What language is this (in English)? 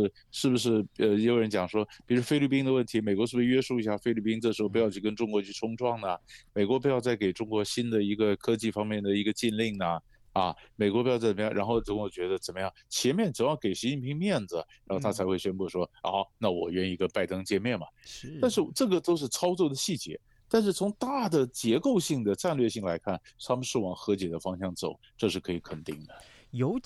Chinese